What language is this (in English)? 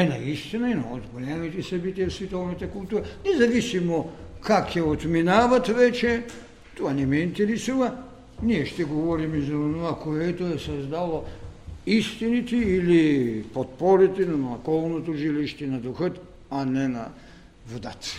Bulgarian